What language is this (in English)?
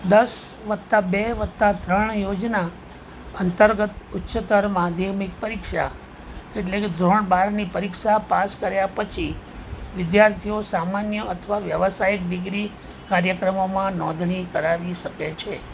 Gujarati